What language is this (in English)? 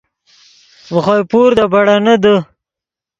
Yidgha